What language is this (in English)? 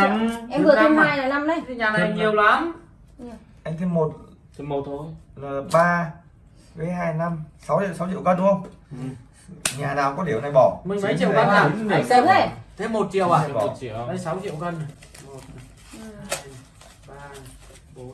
Vietnamese